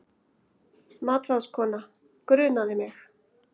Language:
Icelandic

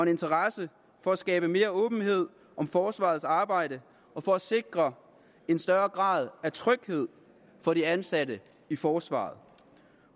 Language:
Danish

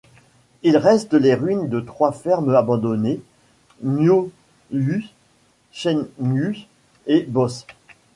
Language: French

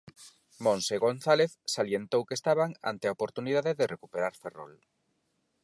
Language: Galician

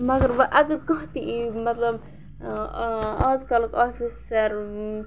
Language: Kashmiri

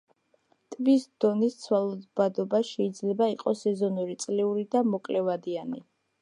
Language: Georgian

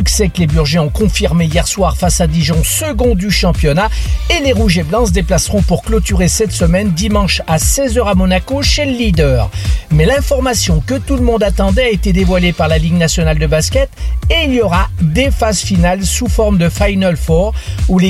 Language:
French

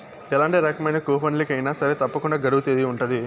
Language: Telugu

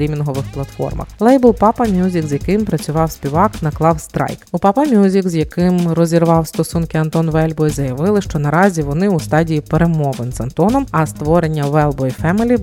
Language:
Ukrainian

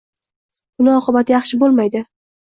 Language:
Uzbek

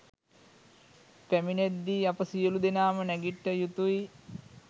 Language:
Sinhala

